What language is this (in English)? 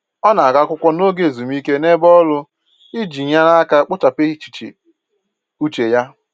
Igbo